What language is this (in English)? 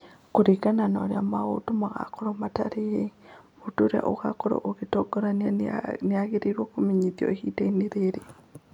Kikuyu